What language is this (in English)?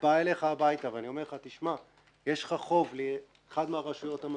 Hebrew